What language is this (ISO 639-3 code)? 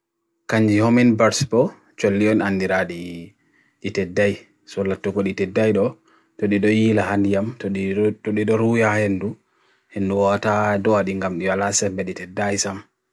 fui